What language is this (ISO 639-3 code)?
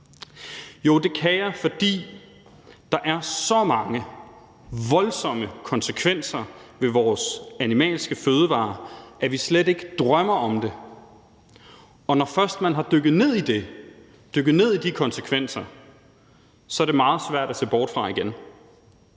dan